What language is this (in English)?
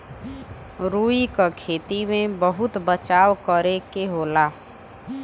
Bhojpuri